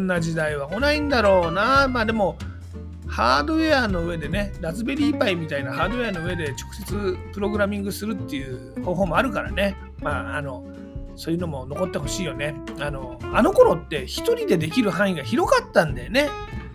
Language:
Japanese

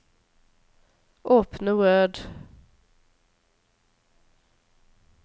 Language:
Norwegian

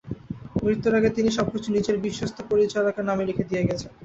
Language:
Bangla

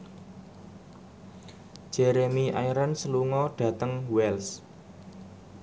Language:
Javanese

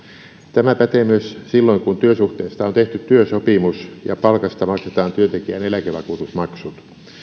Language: Finnish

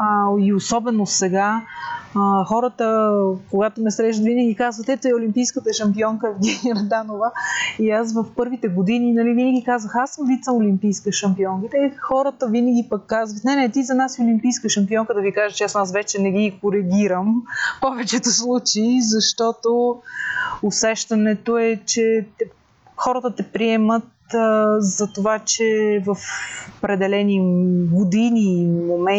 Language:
Bulgarian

